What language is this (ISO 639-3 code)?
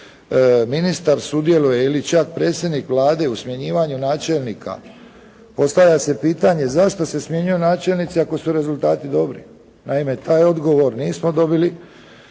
hrv